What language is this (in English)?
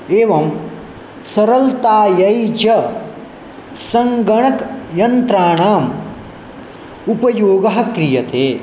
Sanskrit